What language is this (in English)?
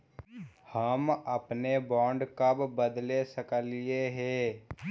Magahi